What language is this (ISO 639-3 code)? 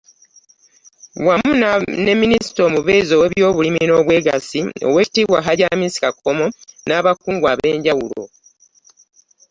lug